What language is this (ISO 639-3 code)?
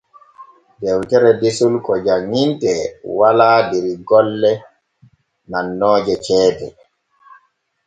fue